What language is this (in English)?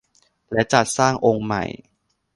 Thai